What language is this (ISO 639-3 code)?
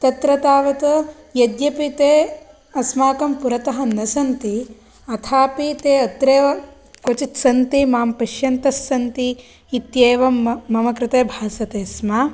san